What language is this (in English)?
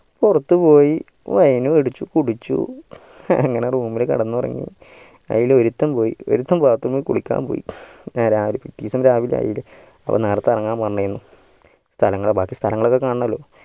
Malayalam